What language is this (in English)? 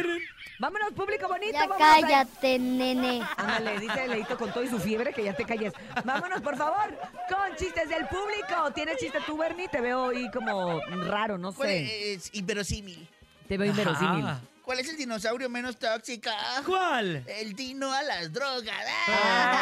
Spanish